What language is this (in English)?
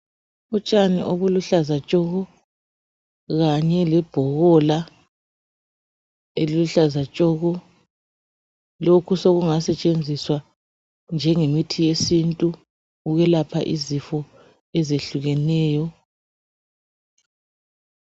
North Ndebele